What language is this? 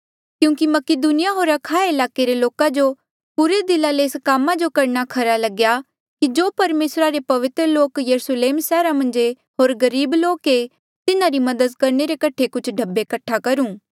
Mandeali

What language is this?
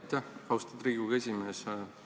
Estonian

